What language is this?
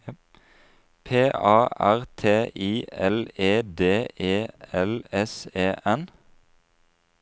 Norwegian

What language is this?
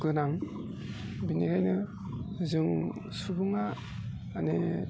Bodo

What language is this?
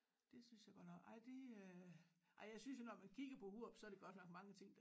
Danish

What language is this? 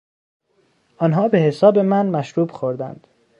Persian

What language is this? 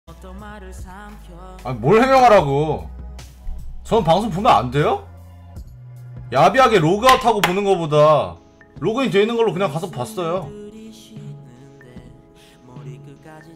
Korean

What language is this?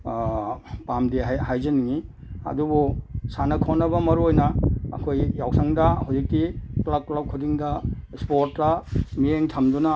Manipuri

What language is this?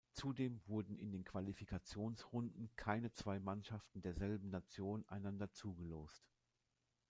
German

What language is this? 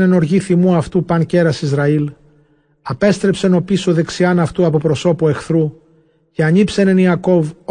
Greek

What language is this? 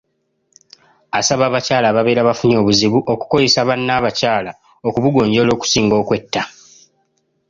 Ganda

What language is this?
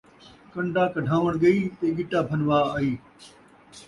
Saraiki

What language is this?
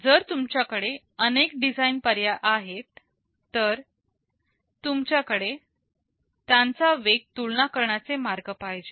Marathi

